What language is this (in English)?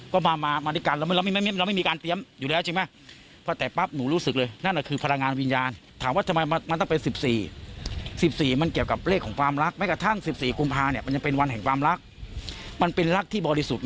Thai